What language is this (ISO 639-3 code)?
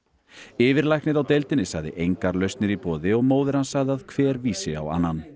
isl